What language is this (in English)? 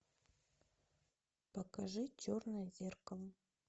Russian